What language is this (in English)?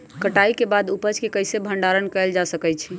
Magahi